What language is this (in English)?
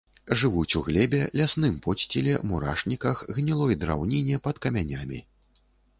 Belarusian